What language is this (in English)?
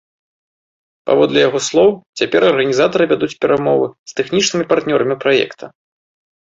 Belarusian